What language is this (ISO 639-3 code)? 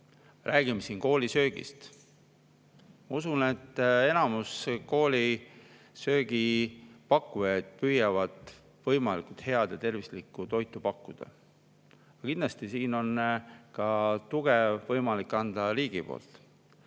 est